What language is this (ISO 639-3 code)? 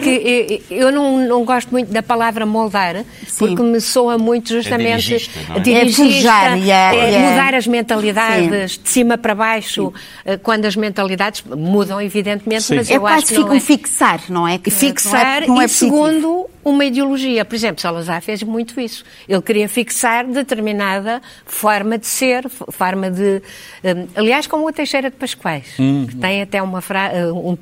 por